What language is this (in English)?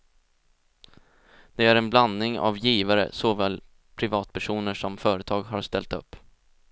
Swedish